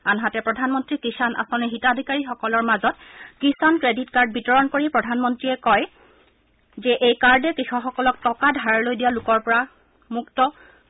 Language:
Assamese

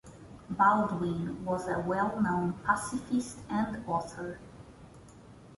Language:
English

